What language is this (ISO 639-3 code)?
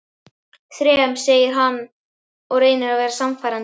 isl